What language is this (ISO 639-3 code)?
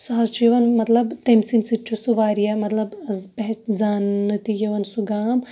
kas